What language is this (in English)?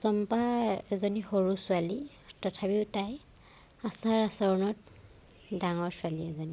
Assamese